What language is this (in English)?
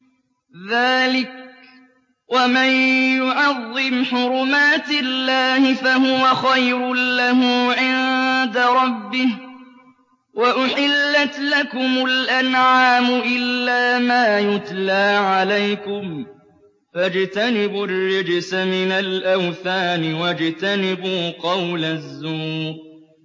Arabic